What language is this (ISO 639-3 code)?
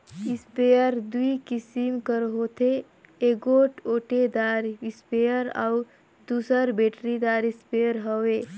hne